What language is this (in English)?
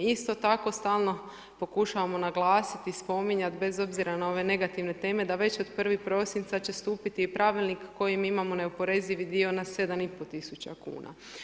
Croatian